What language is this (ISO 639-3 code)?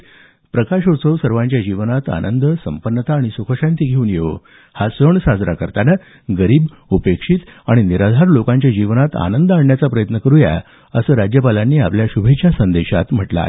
mar